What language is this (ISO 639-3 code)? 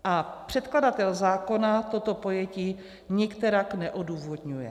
ces